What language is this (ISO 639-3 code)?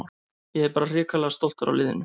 isl